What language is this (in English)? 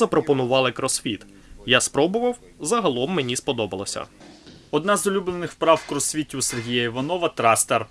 Ukrainian